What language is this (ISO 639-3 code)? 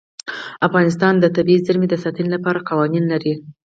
pus